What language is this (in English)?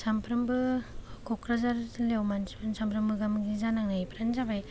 Bodo